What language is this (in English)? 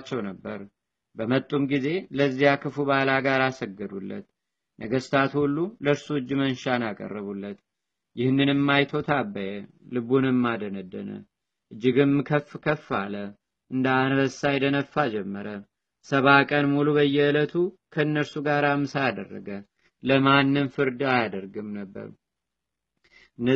Amharic